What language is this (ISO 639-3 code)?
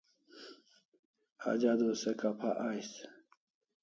kls